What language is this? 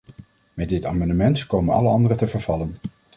Dutch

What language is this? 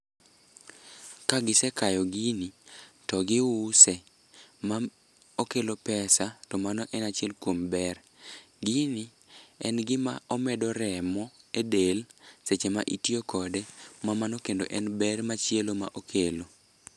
Luo (Kenya and Tanzania)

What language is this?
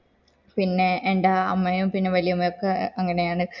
Malayalam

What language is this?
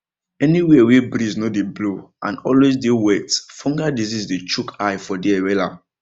Nigerian Pidgin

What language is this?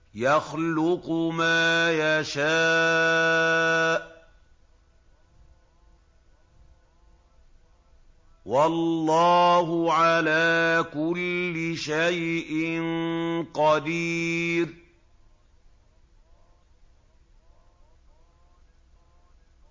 Arabic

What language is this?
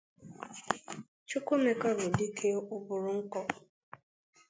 Igbo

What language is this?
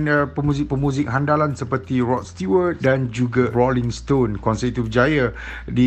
Malay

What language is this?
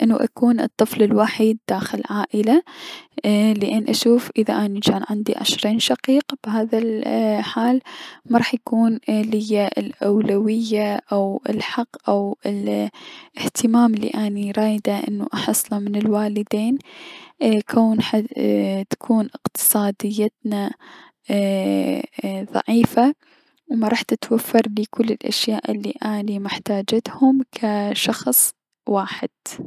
Mesopotamian Arabic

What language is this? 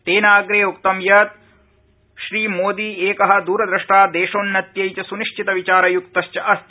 Sanskrit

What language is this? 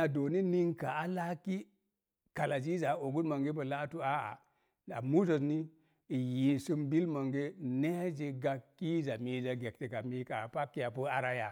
Mom Jango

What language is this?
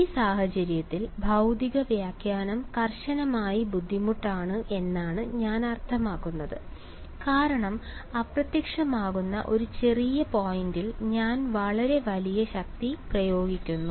Malayalam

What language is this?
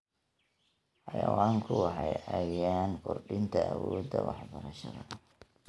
Somali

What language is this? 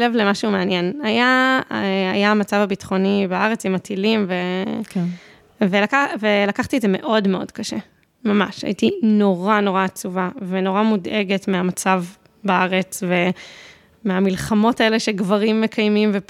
Hebrew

